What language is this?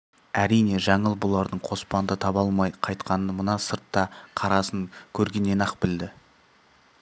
Kazakh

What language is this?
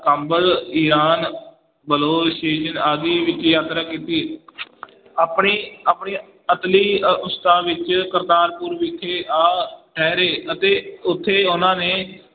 Punjabi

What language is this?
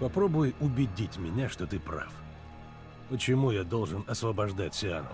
Russian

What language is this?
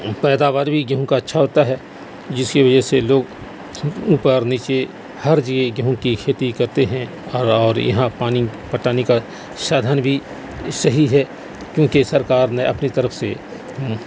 Urdu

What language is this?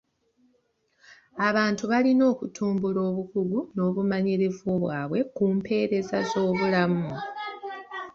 Ganda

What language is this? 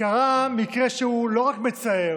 Hebrew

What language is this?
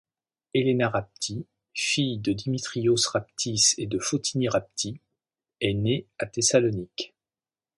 French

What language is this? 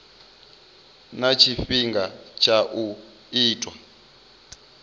Venda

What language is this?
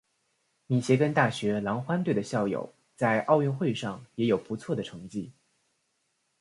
Chinese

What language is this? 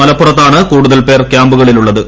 Malayalam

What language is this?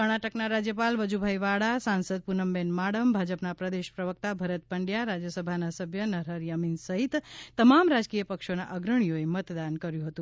Gujarati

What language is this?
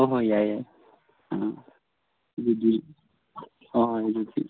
Manipuri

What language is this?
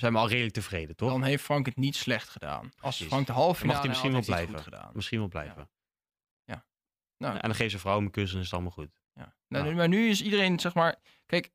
Dutch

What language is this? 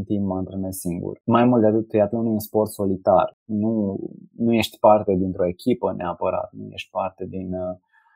Romanian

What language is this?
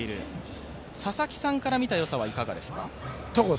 Japanese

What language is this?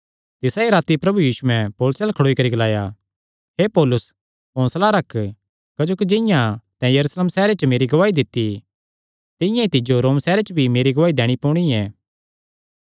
Kangri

